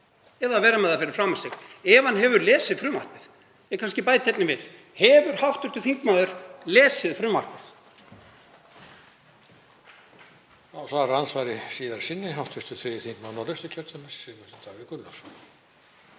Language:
Icelandic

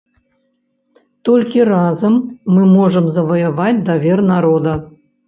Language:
Belarusian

